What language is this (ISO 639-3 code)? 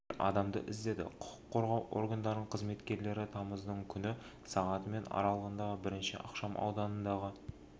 kaz